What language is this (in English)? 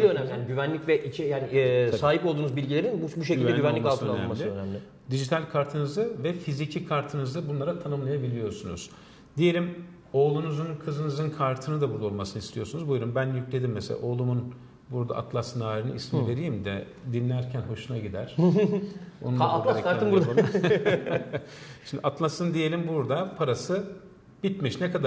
Turkish